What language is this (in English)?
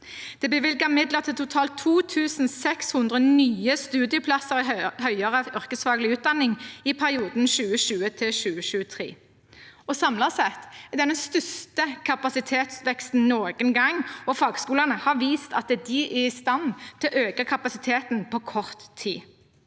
Norwegian